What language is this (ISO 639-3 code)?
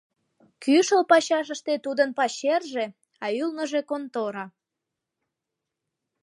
chm